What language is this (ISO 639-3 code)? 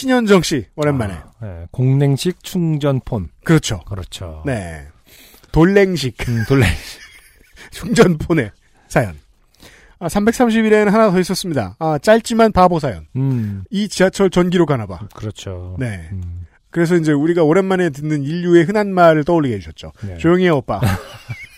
kor